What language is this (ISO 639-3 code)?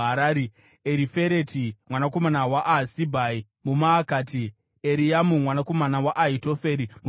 sna